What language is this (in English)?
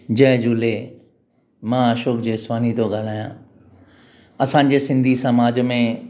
Sindhi